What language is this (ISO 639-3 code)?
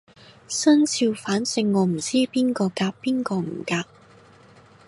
yue